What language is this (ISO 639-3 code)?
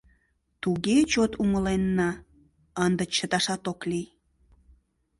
chm